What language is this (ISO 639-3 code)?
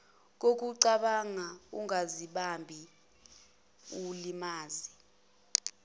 zul